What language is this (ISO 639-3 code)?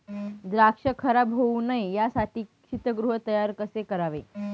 mar